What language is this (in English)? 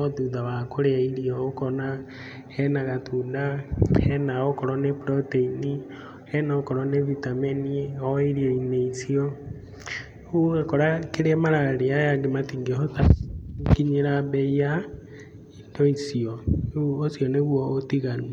Kikuyu